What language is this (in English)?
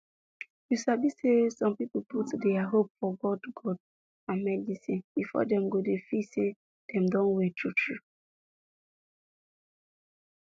Nigerian Pidgin